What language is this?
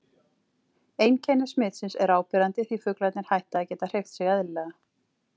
Icelandic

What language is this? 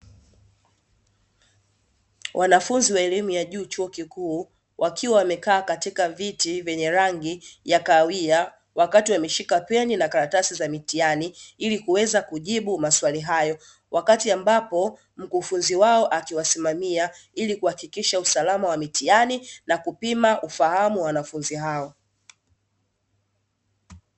Swahili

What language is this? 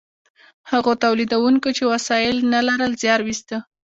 Pashto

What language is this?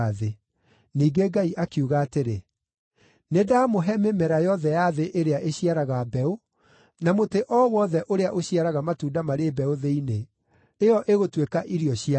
Kikuyu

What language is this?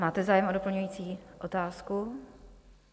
Czech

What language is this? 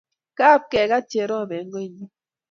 Kalenjin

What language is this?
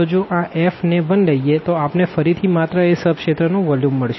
Gujarati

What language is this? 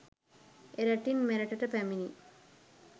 Sinhala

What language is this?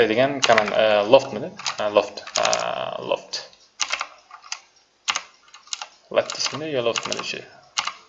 Turkish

